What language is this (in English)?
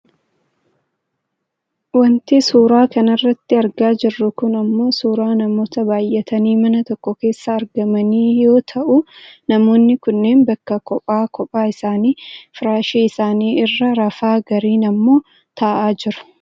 Oromo